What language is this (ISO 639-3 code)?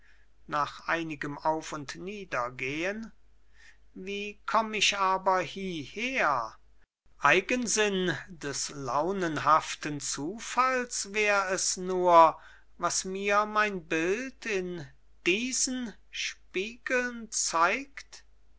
deu